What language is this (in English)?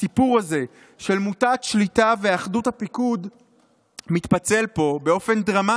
Hebrew